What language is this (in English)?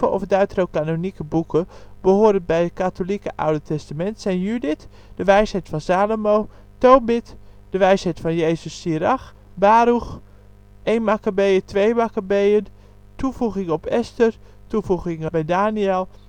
Dutch